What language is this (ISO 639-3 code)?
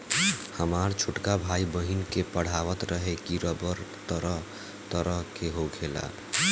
bho